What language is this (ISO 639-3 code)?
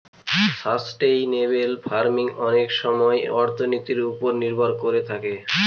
ben